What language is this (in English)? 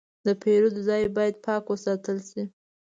Pashto